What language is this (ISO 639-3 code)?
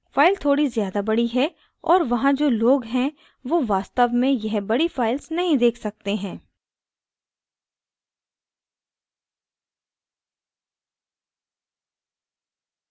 hin